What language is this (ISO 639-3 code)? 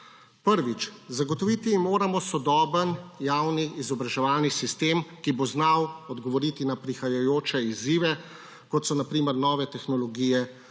slv